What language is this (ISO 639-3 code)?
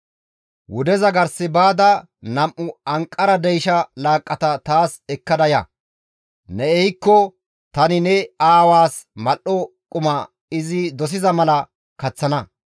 gmv